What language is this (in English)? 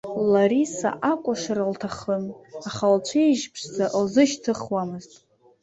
Abkhazian